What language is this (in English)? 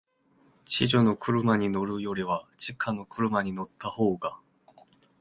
Japanese